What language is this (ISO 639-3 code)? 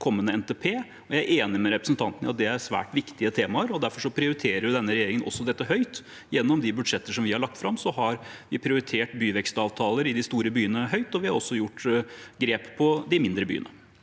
nor